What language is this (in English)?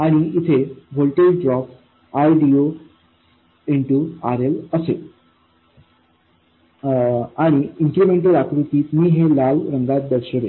Marathi